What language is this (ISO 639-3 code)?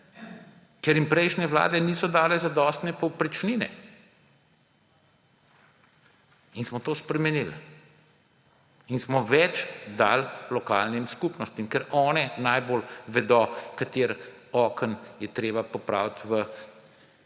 slv